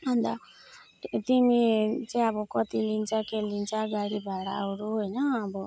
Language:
Nepali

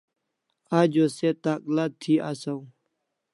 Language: Kalasha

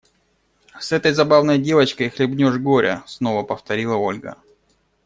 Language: Russian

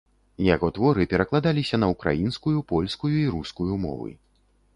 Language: Belarusian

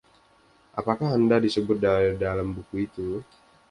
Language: Indonesian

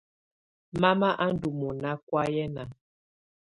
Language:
Tunen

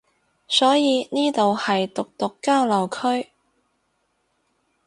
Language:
Cantonese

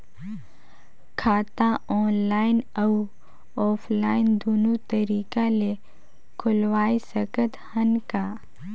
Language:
Chhattisgarhi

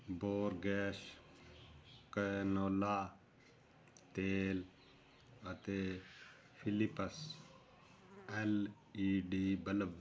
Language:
Punjabi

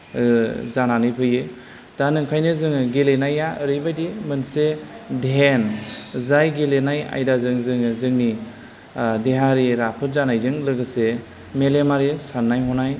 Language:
Bodo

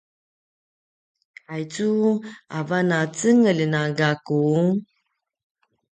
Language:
Paiwan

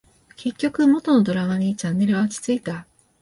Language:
Japanese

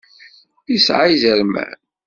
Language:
Kabyle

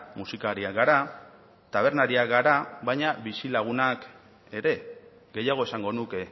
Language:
Basque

